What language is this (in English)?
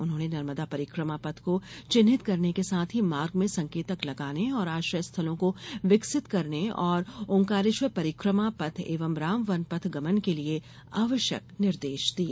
Hindi